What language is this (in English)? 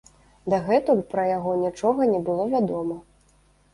Belarusian